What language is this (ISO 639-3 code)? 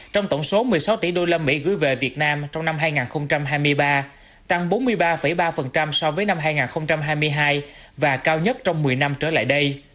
vie